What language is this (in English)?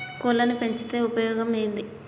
Telugu